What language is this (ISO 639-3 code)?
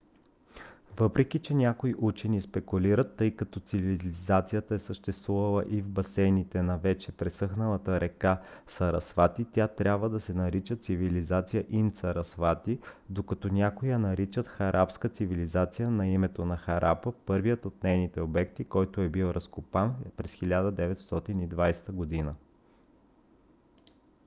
bul